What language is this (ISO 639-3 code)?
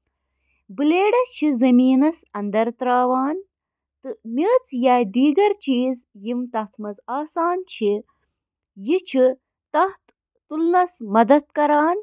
kas